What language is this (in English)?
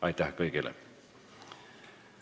Estonian